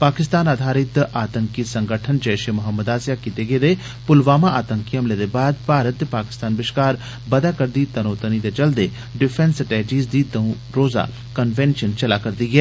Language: Dogri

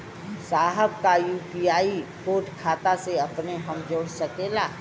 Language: Bhojpuri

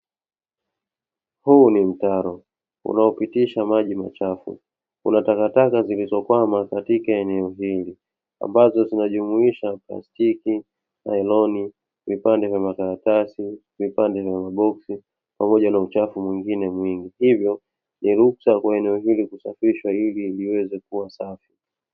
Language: Swahili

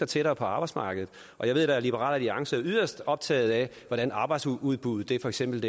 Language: Danish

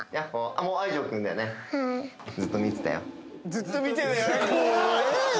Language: Japanese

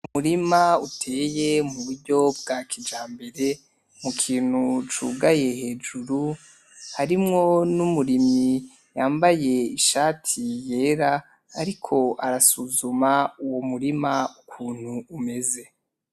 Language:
Rundi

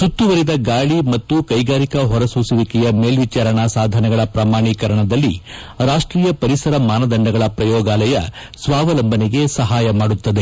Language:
Kannada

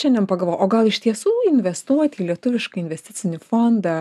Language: Lithuanian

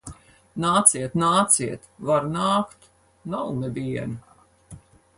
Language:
Latvian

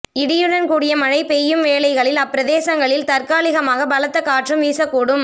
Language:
Tamil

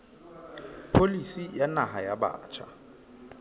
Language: Southern Sotho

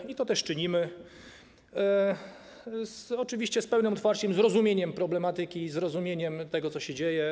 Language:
Polish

